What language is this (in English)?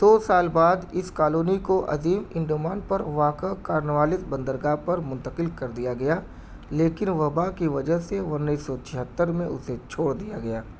Urdu